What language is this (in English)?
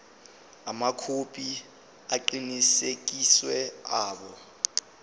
Zulu